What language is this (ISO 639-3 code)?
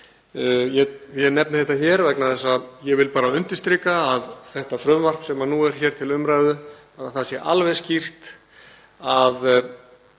isl